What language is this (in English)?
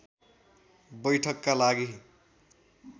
Nepali